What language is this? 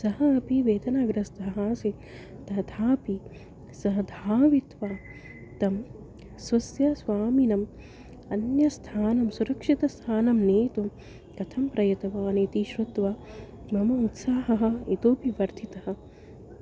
Sanskrit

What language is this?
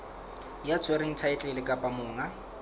Southern Sotho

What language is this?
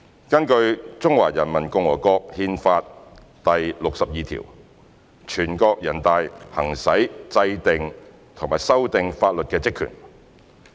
Cantonese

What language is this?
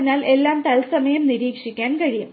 Malayalam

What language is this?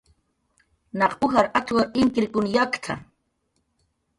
Jaqaru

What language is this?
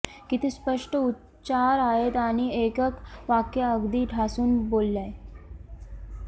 Marathi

